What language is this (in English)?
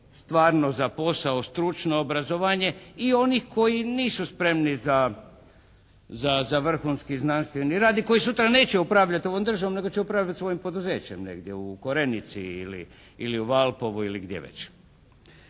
Croatian